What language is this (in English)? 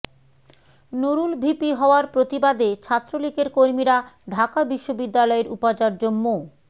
Bangla